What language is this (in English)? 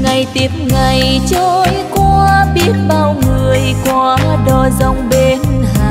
Vietnamese